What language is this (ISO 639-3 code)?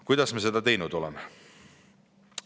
est